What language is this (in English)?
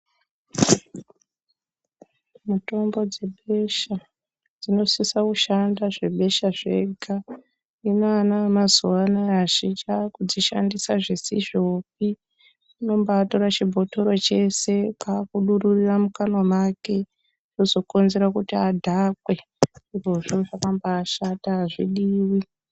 Ndau